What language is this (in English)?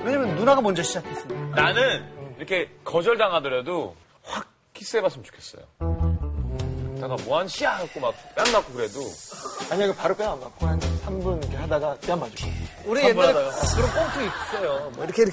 Korean